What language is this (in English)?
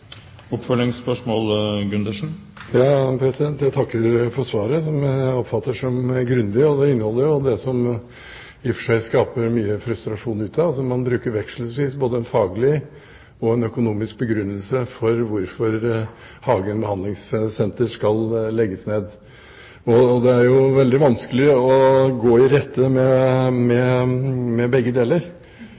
Norwegian Bokmål